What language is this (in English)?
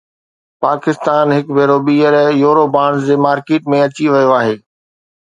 Sindhi